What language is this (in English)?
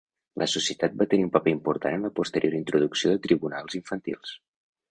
Catalan